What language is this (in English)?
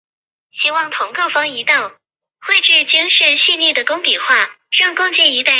Chinese